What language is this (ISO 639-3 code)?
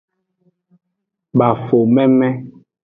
ajg